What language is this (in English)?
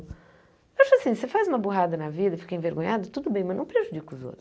Portuguese